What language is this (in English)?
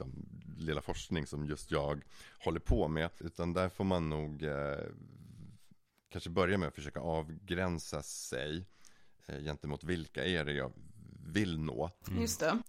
Swedish